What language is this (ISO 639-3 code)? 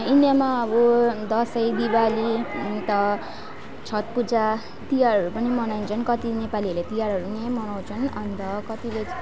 nep